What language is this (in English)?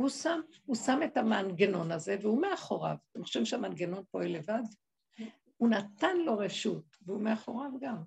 Hebrew